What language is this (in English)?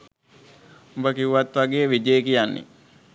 Sinhala